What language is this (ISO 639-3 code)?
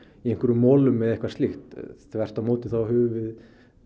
isl